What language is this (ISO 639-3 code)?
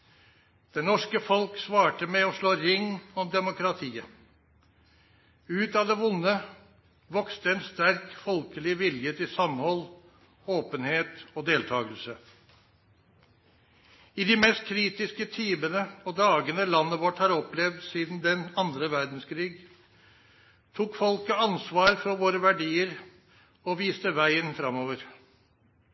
nno